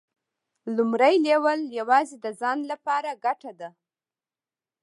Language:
Pashto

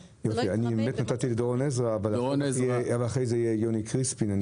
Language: Hebrew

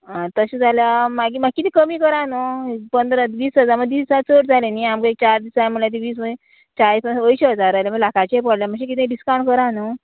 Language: Konkani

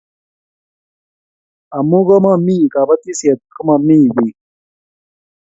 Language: Kalenjin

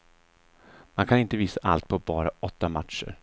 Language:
Swedish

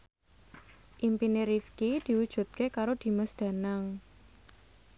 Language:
Javanese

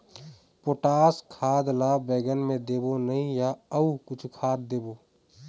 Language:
Chhattisgarhi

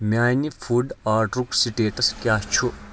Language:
Kashmiri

